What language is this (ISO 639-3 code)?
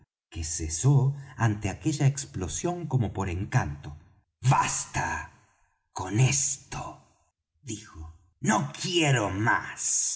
spa